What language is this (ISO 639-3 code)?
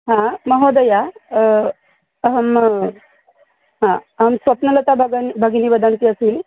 san